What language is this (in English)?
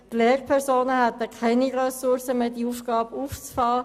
Swiss German